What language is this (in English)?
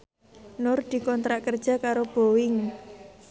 Javanese